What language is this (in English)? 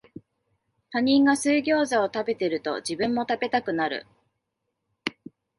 Japanese